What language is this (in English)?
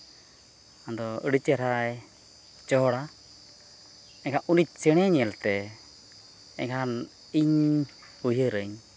Santali